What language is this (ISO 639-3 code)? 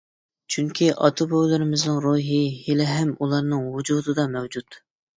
uig